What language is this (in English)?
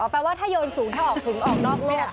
Thai